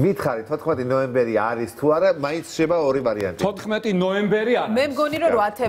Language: Romanian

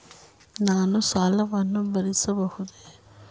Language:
Kannada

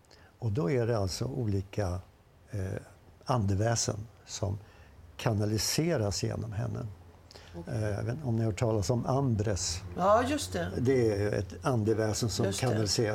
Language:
Swedish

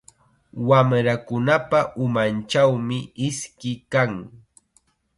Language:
Chiquián Ancash Quechua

